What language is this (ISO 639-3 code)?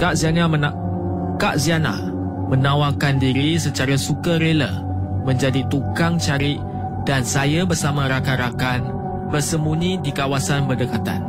msa